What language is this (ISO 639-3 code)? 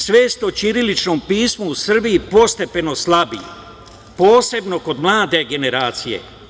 srp